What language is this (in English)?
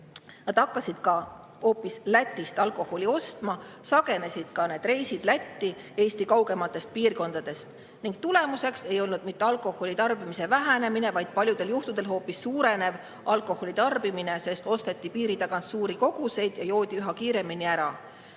Estonian